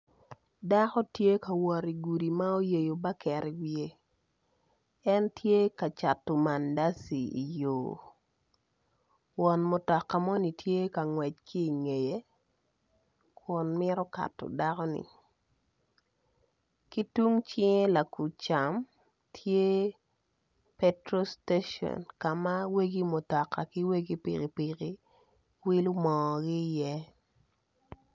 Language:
Acoli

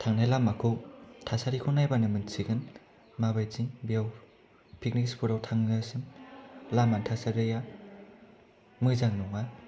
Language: Bodo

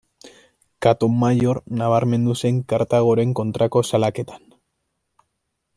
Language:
Basque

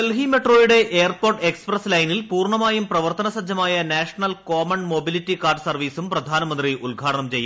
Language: Malayalam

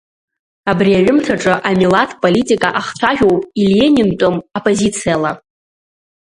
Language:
Abkhazian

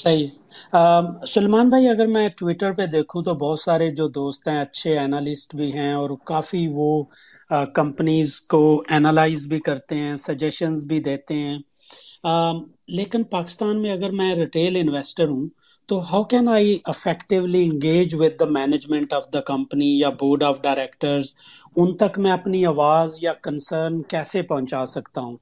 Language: Urdu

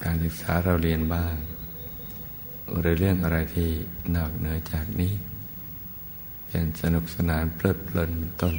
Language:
Thai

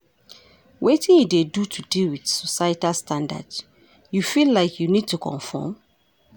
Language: Nigerian Pidgin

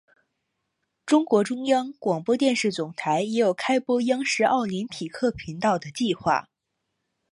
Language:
Chinese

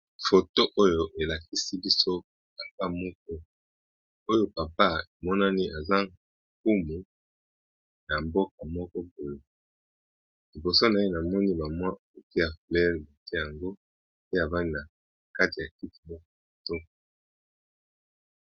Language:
Lingala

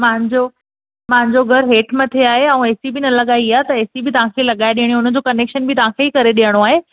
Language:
Sindhi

